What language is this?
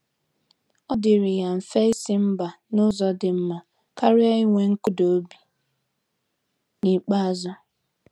Igbo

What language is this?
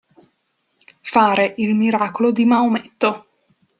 Italian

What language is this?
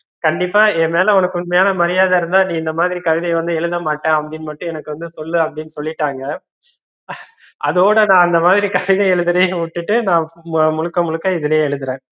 Tamil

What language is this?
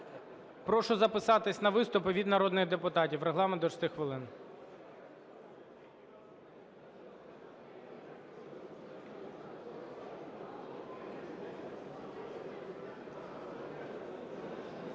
Ukrainian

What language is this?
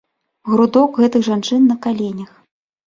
Belarusian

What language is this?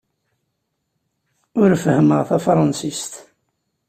Kabyle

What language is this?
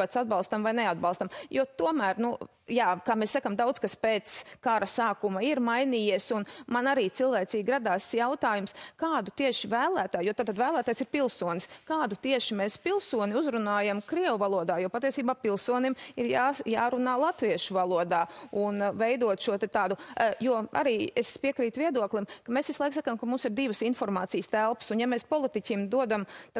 Latvian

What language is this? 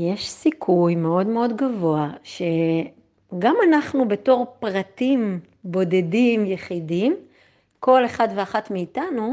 Hebrew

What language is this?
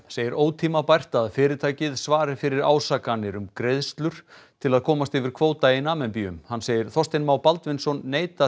Icelandic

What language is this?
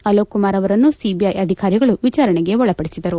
Kannada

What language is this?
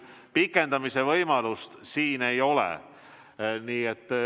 Estonian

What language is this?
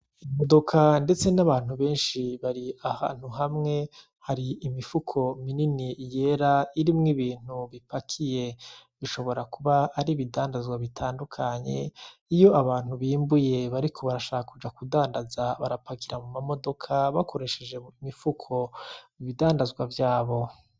Rundi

